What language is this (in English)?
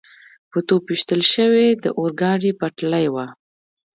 Pashto